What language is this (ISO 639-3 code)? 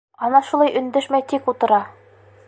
bak